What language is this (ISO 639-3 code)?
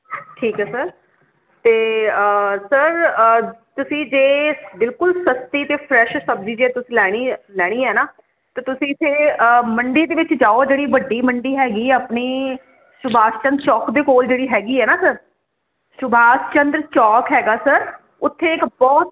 pan